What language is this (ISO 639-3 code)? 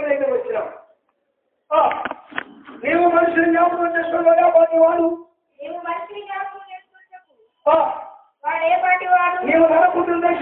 ara